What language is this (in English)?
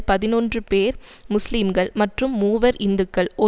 Tamil